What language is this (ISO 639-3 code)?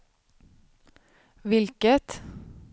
swe